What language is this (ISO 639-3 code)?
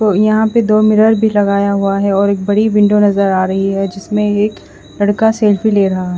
hin